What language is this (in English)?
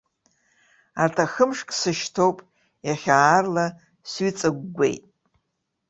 Abkhazian